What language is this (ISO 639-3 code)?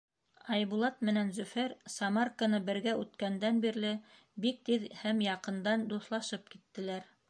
bak